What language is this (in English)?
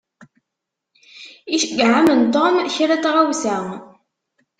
Kabyle